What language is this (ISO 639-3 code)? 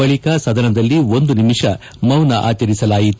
kan